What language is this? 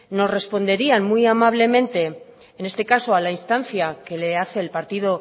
Spanish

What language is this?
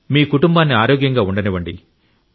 Telugu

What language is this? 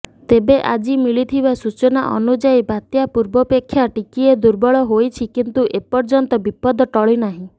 Odia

